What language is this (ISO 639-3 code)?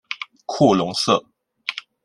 zho